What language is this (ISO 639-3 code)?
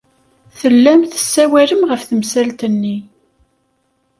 kab